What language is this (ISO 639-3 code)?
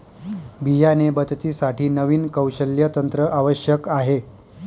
mar